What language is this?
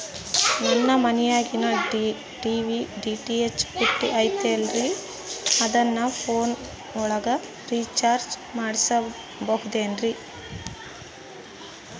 Kannada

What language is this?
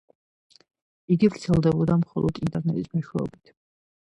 Georgian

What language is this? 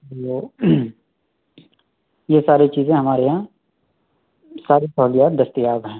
Urdu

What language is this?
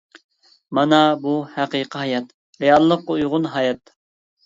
Uyghur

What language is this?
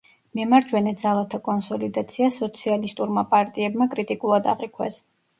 Georgian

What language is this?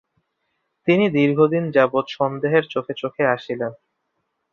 Bangla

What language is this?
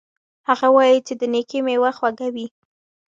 Pashto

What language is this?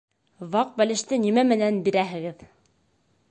Bashkir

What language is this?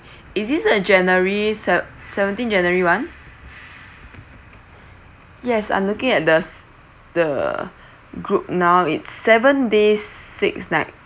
English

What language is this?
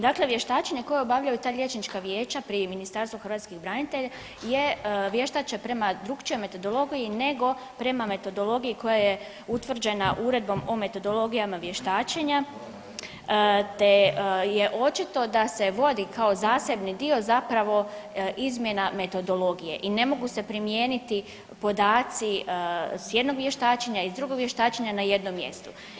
Croatian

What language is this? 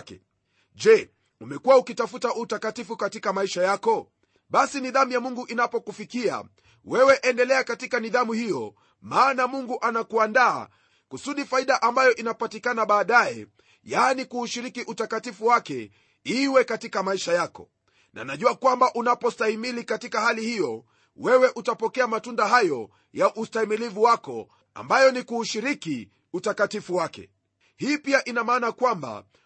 Swahili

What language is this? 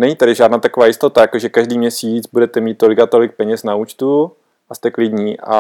Czech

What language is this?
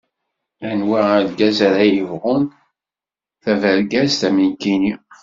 Kabyle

